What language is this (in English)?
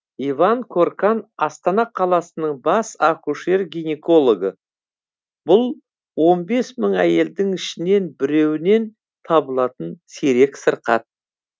Kazakh